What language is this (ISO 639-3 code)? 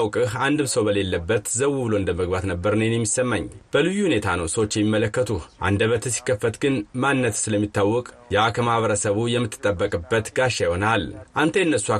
amh